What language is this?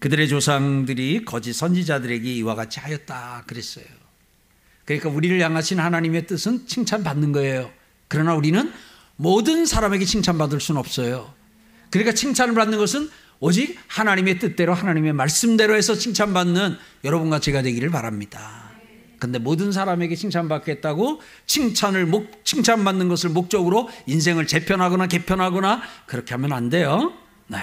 Korean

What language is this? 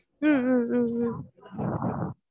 Tamil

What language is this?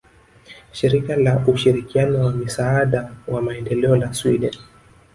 Swahili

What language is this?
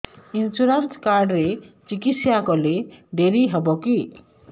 Odia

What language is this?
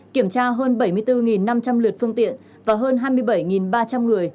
Vietnamese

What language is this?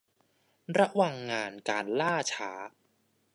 Thai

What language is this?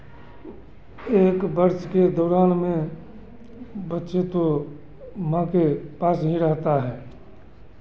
Hindi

